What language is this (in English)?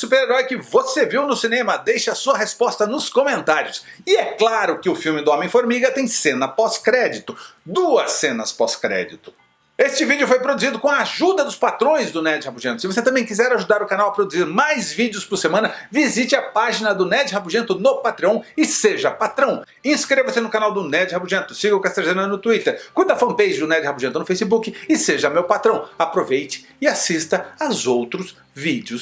Portuguese